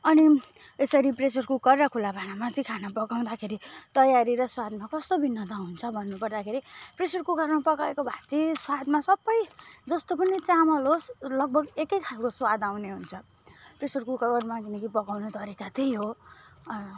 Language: Nepali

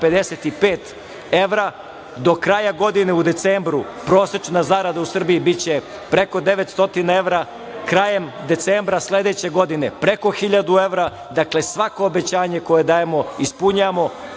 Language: Serbian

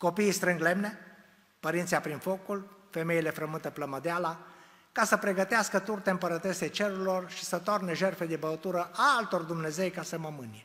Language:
Romanian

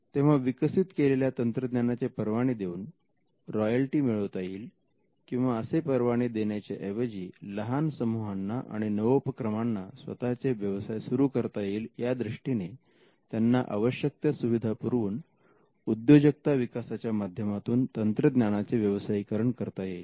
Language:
Marathi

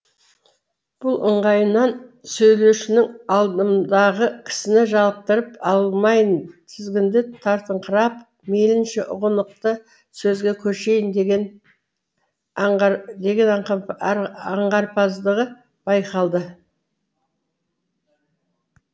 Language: Kazakh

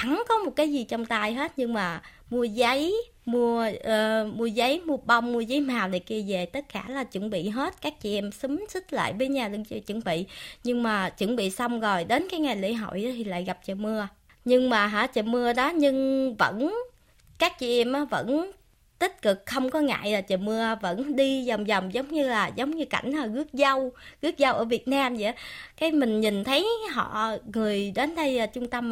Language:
Vietnamese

